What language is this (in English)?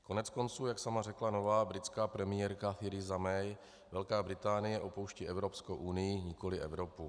Czech